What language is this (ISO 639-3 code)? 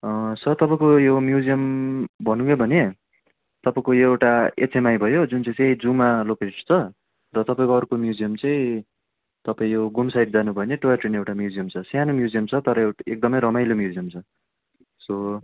nep